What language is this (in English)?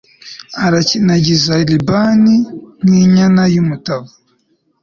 Kinyarwanda